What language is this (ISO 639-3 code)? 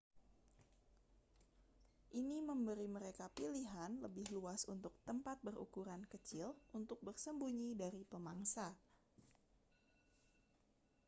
ind